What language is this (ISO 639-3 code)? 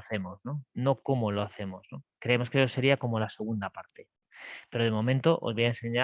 spa